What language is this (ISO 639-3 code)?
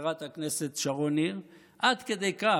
heb